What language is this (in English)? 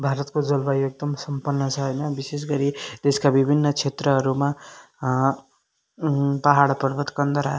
Nepali